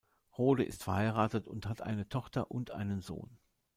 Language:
German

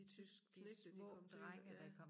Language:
Danish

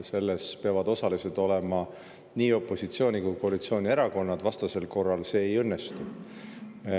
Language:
Estonian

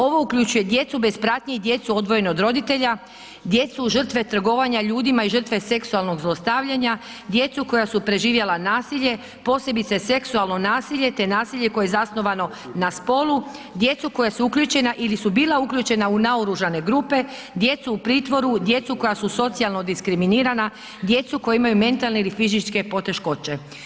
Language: Croatian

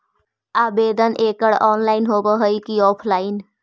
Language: Magahi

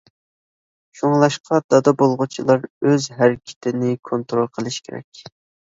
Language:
Uyghur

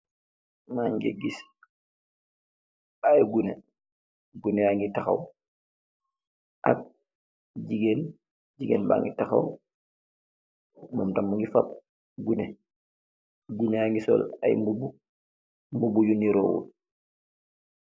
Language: Wolof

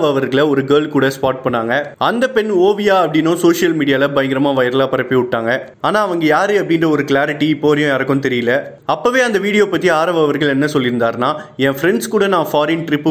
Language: Hindi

